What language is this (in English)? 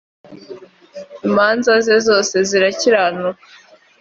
Kinyarwanda